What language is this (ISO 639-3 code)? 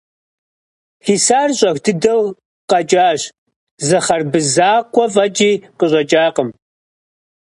kbd